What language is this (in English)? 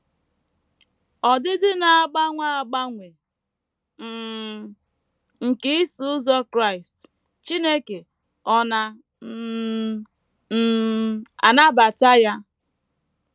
Igbo